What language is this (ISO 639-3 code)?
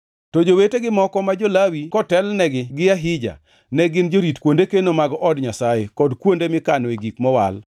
luo